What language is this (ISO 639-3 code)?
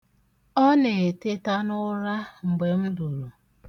ibo